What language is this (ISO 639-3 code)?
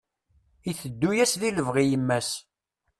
kab